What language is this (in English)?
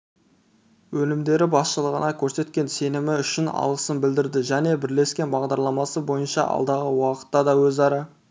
Kazakh